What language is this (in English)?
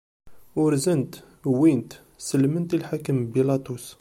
Kabyle